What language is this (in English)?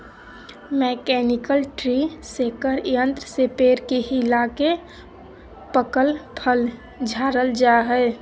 Magahi